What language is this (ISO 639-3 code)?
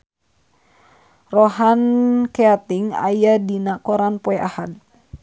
sun